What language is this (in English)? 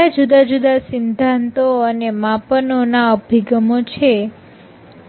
Gujarati